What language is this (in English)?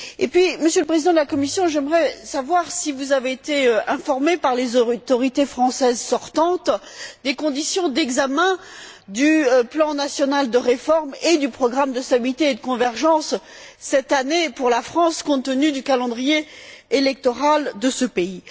French